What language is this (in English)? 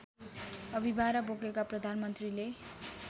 Nepali